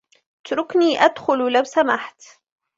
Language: Arabic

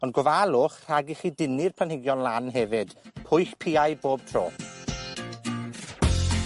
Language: Welsh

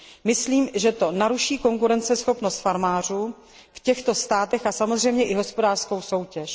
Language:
Czech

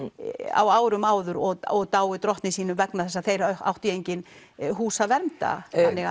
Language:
Icelandic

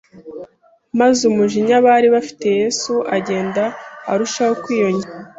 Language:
Kinyarwanda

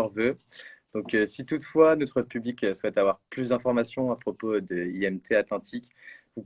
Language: French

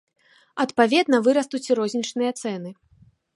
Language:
Belarusian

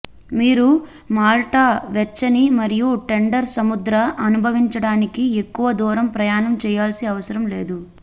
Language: Telugu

